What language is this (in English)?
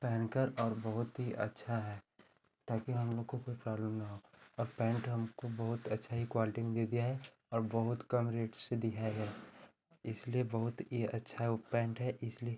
Hindi